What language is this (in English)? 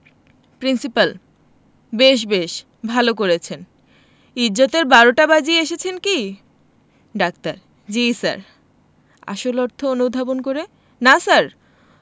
Bangla